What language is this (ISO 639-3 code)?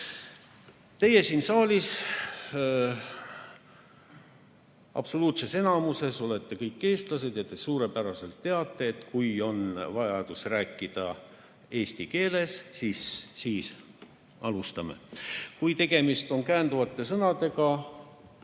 est